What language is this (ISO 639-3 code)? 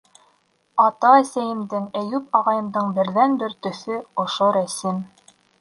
bak